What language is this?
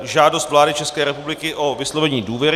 Czech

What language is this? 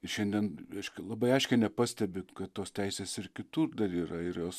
Lithuanian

